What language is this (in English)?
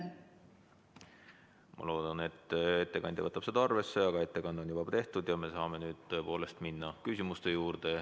Estonian